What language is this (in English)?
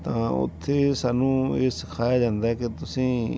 Punjabi